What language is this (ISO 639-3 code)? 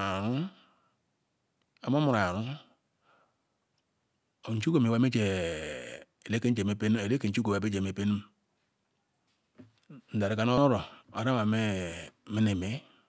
ikw